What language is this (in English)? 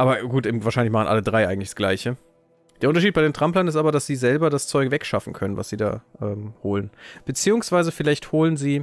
German